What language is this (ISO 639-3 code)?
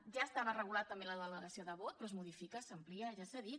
cat